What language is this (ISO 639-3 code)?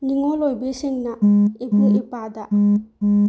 mni